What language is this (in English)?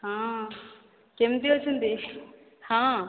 Odia